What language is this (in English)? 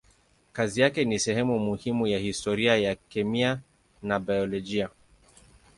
Swahili